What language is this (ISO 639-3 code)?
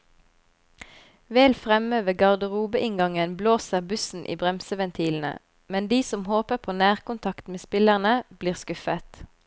nor